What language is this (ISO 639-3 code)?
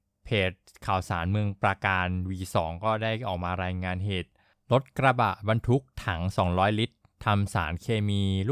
tha